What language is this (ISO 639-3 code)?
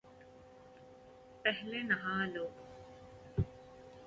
urd